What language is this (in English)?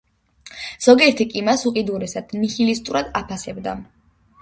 Georgian